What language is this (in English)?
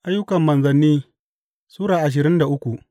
Hausa